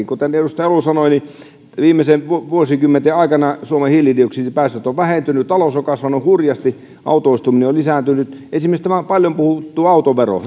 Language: Finnish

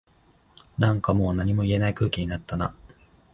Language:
Japanese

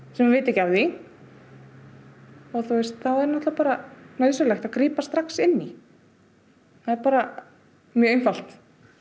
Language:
Icelandic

